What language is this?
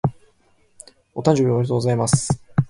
Japanese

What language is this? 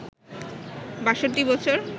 Bangla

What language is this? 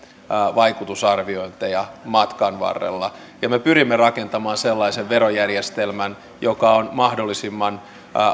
Finnish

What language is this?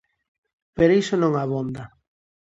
Galician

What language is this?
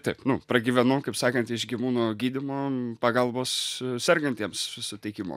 Lithuanian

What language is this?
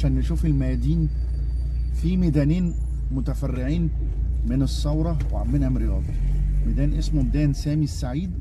Arabic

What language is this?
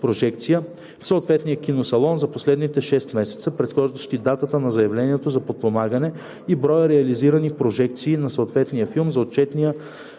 Bulgarian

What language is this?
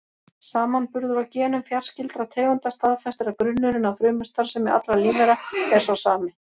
Icelandic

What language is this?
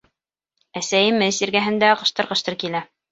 Bashkir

